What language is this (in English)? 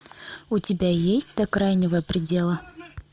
Russian